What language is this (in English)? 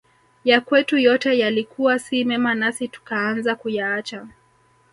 Swahili